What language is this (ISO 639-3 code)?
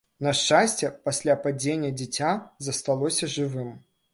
bel